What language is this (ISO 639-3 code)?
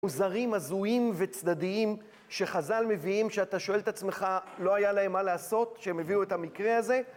heb